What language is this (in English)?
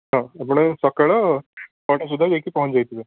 Odia